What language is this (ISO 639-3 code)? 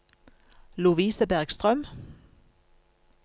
nor